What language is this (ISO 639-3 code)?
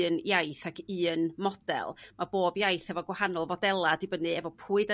cym